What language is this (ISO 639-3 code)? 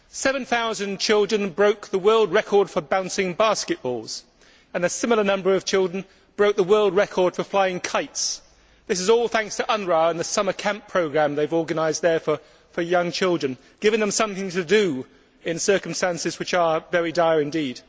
eng